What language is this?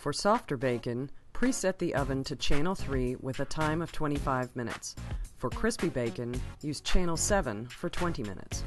English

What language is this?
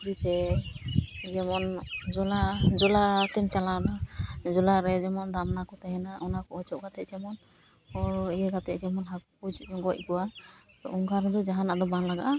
Santali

